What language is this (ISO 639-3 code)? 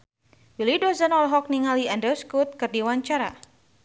sun